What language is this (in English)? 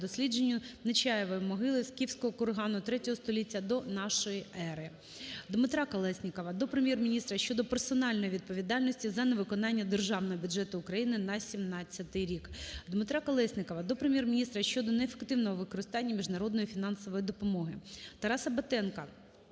Ukrainian